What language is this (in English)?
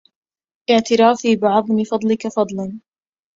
Arabic